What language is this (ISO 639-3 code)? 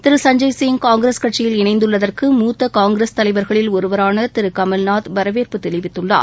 tam